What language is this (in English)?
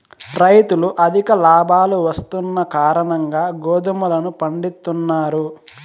Telugu